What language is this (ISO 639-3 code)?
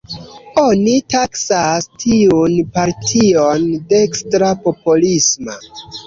epo